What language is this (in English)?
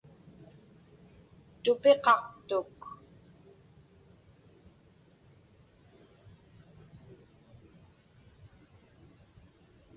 Inupiaq